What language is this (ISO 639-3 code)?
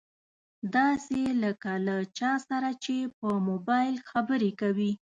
pus